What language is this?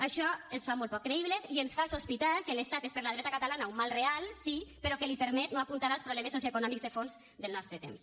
Catalan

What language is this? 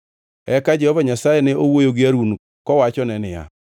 Luo (Kenya and Tanzania)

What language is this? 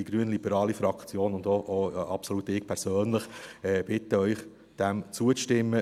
Swiss German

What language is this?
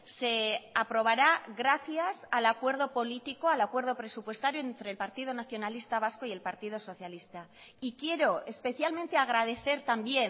Spanish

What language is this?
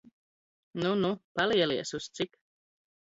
Latvian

